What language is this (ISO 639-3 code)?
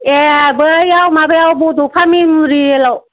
brx